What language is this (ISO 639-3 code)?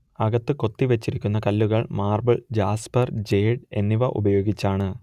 mal